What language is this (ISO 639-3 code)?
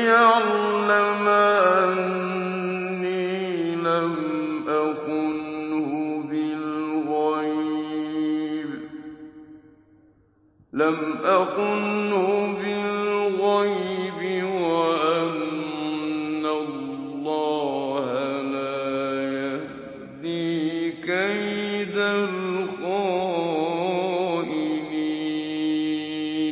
ara